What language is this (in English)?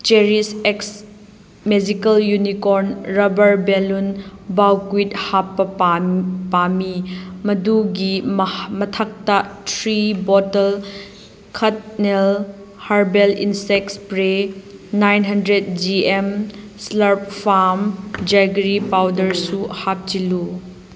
Manipuri